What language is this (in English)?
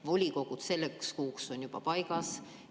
Estonian